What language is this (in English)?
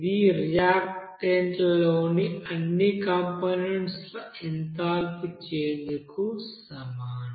Telugu